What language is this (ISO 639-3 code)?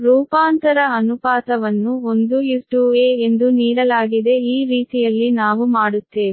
kan